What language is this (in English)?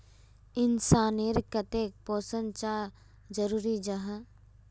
Magahi